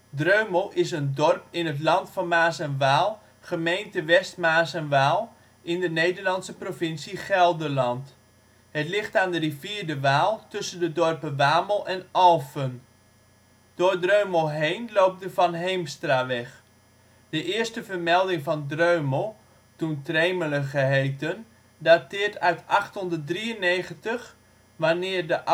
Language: Dutch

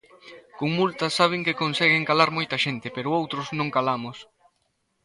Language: Galician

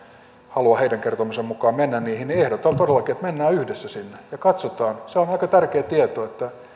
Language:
Finnish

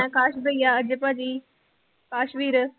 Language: Punjabi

